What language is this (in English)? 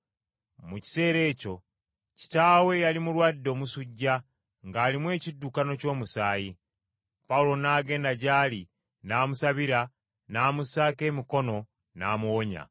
Ganda